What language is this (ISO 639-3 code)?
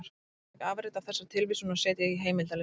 isl